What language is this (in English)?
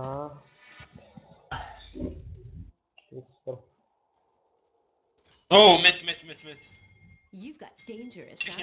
Czech